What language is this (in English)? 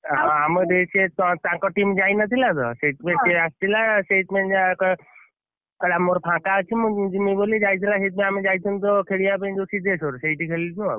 Odia